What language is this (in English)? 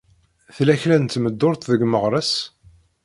Kabyle